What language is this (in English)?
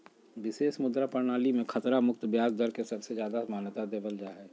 Magahi